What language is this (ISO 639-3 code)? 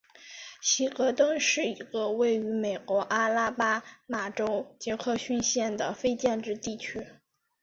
zho